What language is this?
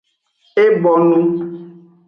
Aja (Benin)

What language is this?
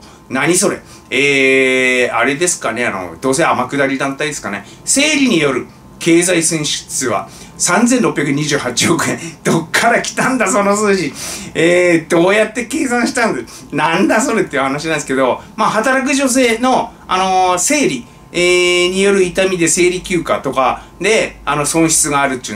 Japanese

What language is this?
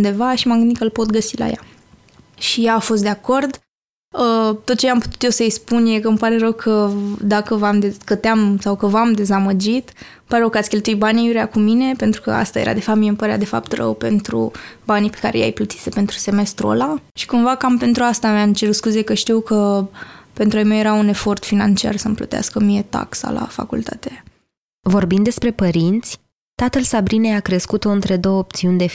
Romanian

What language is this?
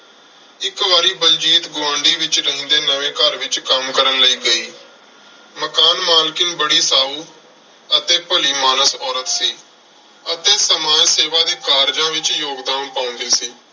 Punjabi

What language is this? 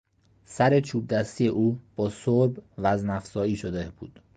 Persian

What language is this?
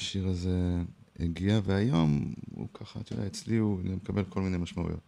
Hebrew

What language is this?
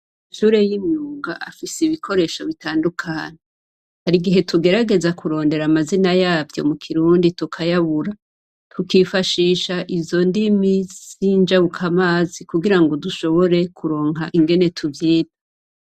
Rundi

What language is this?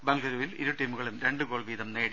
Malayalam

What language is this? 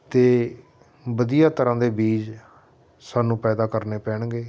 Punjabi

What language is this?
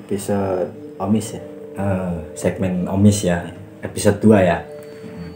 Indonesian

